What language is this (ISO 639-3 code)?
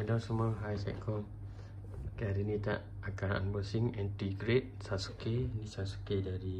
msa